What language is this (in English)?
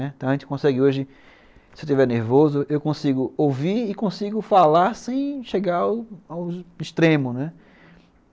Portuguese